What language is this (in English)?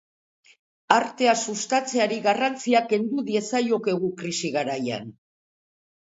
Basque